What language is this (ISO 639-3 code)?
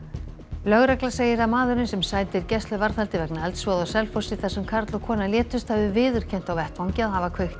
isl